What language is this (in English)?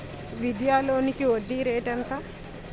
Telugu